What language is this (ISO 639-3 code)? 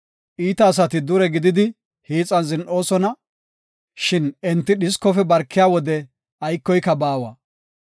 gof